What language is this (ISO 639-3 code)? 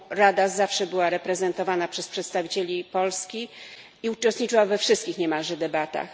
pol